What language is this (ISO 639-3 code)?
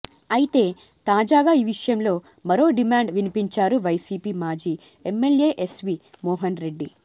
tel